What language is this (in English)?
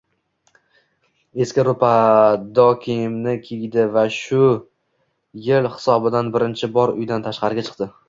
Uzbek